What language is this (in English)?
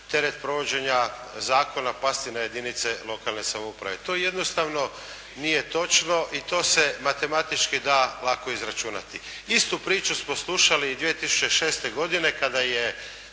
Croatian